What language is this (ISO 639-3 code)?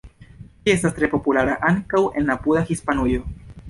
epo